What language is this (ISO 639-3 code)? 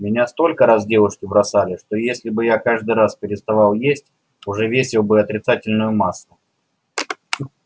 rus